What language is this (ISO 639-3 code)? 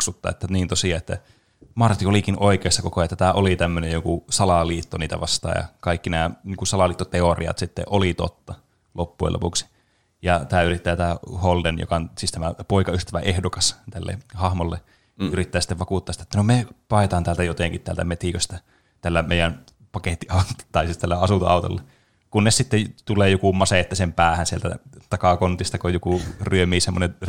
fin